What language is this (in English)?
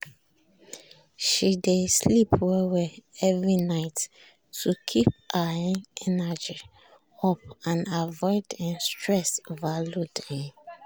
Nigerian Pidgin